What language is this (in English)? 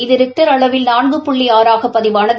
Tamil